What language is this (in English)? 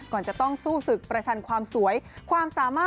Thai